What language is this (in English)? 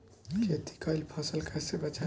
Bhojpuri